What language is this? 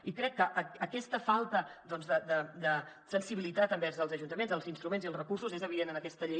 Catalan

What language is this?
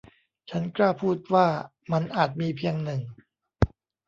Thai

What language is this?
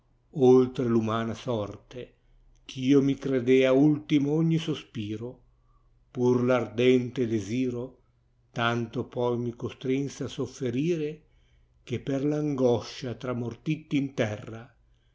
Italian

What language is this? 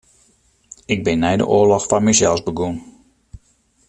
Western Frisian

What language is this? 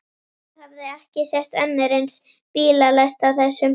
Icelandic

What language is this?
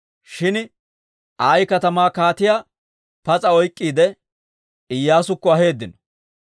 Dawro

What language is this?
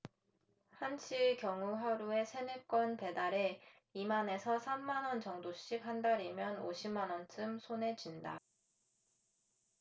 Korean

